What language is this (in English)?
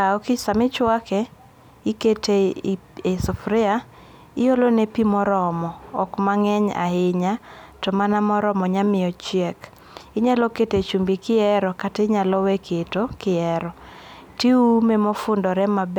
Luo (Kenya and Tanzania)